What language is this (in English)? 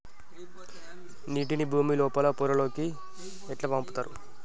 Telugu